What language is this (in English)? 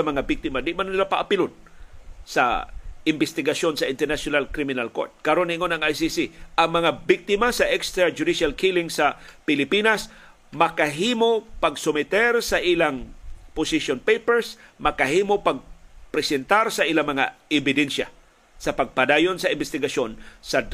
Filipino